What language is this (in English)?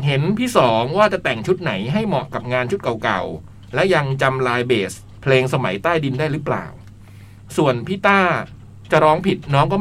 Thai